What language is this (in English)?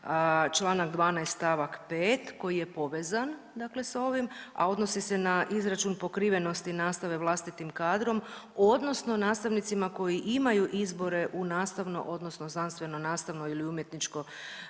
Croatian